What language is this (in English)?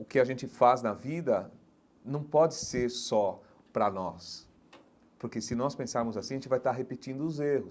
Portuguese